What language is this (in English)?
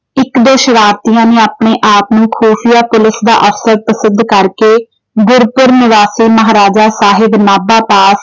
Punjabi